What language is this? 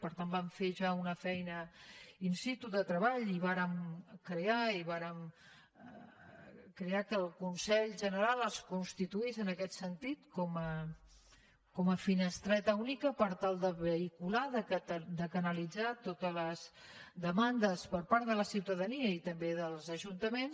Catalan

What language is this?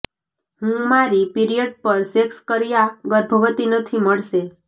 Gujarati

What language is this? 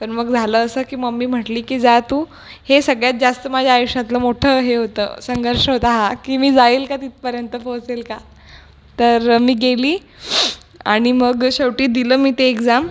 Marathi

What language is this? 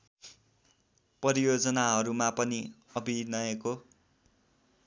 Nepali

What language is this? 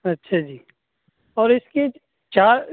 Urdu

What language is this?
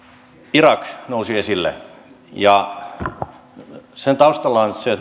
Finnish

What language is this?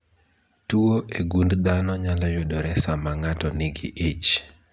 Luo (Kenya and Tanzania)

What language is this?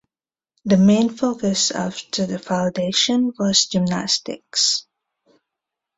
English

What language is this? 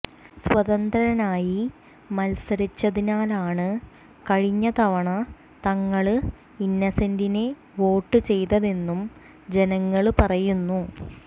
Malayalam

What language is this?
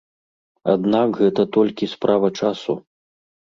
Belarusian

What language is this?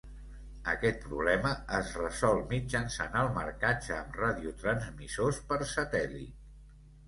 Catalan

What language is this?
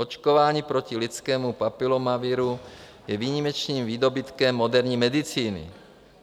Czech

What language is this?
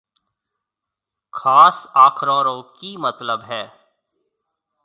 Marwari (Pakistan)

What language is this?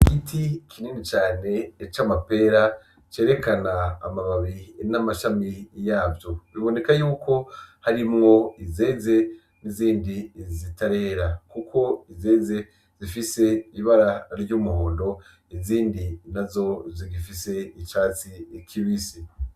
Rundi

